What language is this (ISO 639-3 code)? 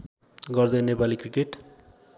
nep